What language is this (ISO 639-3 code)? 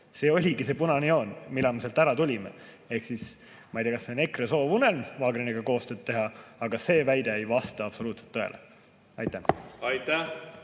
est